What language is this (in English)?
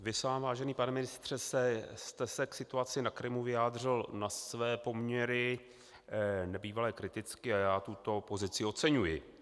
Czech